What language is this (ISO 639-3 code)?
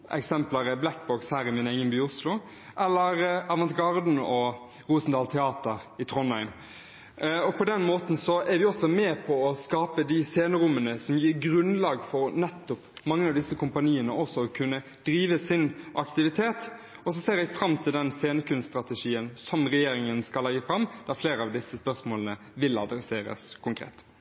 nob